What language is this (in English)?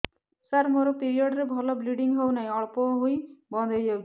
Odia